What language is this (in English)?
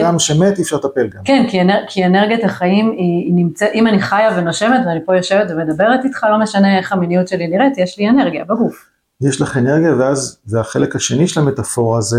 Hebrew